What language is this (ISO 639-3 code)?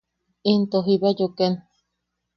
yaq